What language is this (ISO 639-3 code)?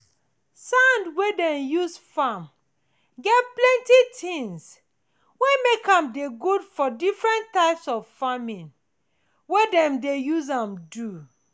pcm